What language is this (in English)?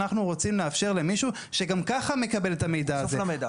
Hebrew